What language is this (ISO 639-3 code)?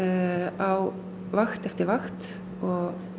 isl